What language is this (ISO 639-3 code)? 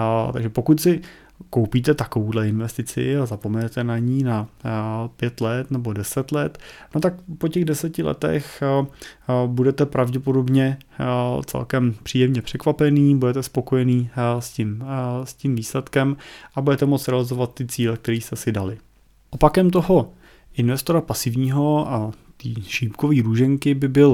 ces